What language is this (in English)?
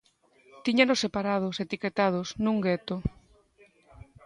Galician